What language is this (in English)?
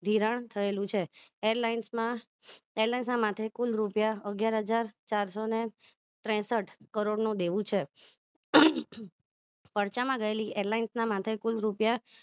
Gujarati